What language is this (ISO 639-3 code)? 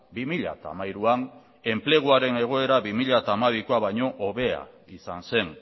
eus